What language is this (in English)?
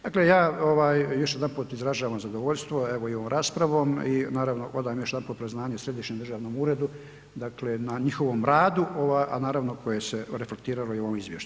Croatian